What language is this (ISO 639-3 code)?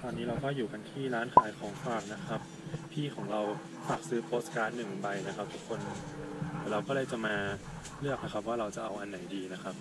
tha